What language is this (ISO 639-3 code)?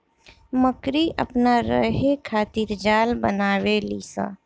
bho